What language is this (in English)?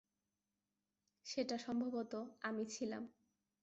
Bangla